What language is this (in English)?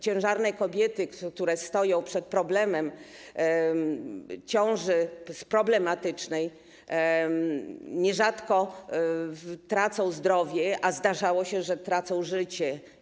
Polish